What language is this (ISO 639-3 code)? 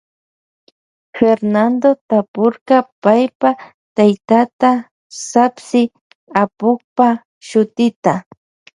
qvj